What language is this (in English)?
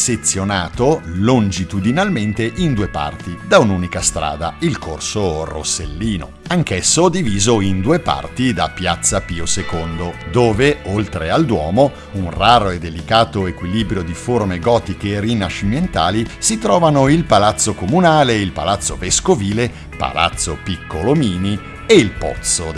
Italian